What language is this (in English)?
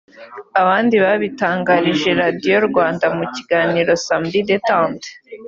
Kinyarwanda